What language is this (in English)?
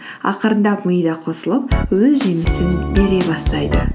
Kazakh